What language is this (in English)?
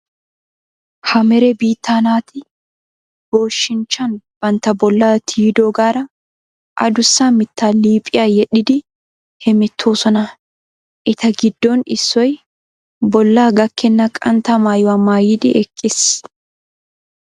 Wolaytta